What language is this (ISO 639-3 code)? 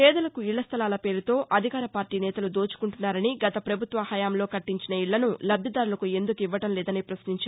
tel